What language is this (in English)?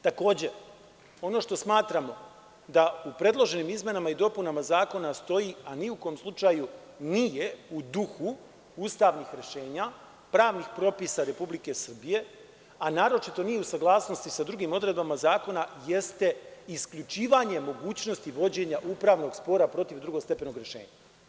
Serbian